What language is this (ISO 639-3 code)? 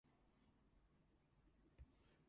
eng